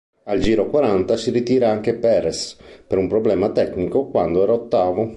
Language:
Italian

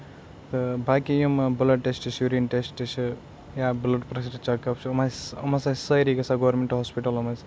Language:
Kashmiri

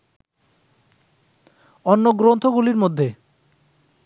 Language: Bangla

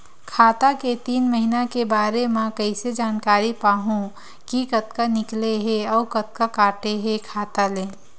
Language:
Chhattisgarhi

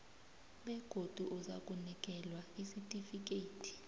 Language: South Ndebele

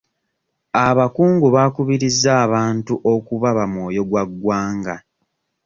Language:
Ganda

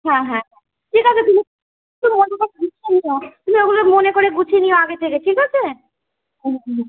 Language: Bangla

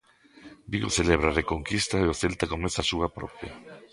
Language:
Galician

